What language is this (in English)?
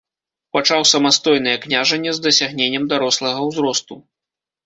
Belarusian